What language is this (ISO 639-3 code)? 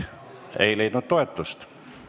est